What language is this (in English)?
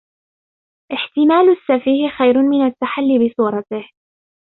Arabic